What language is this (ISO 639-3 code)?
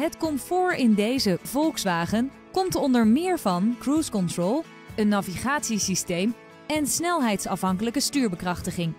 nld